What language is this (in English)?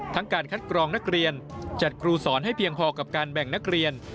Thai